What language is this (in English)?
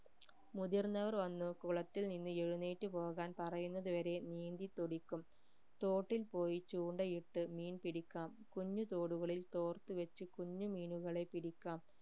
Malayalam